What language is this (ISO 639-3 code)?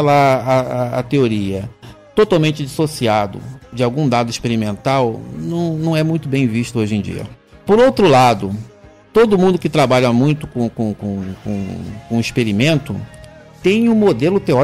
por